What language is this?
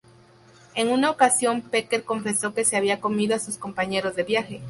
Spanish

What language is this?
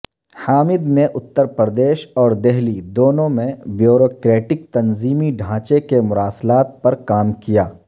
Urdu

